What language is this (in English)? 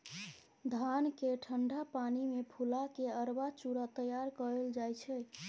Maithili